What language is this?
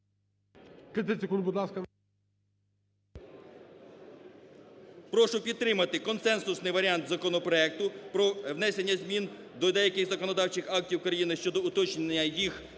Ukrainian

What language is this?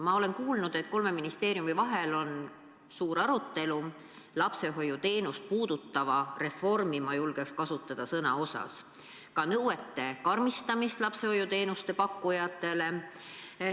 Estonian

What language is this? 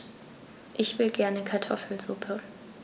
German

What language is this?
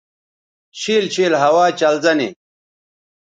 Bateri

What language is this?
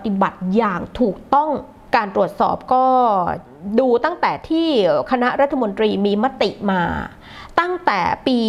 Thai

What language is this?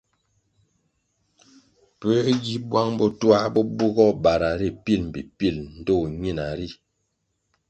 Kwasio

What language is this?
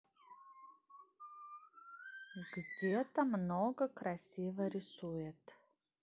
Russian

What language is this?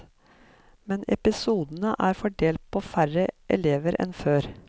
Norwegian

